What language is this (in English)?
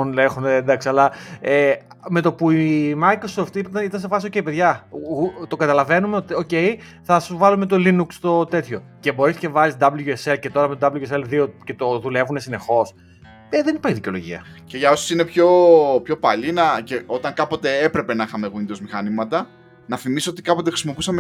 Greek